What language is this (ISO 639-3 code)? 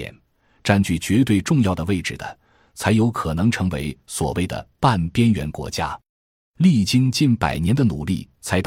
zho